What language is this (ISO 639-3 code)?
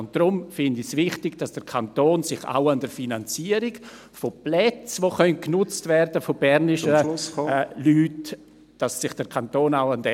gsw